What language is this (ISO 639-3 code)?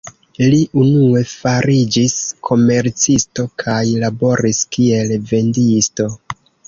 epo